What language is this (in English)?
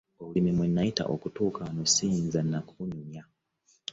Ganda